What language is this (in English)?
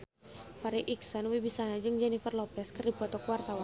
Sundanese